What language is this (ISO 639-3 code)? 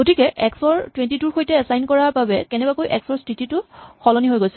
asm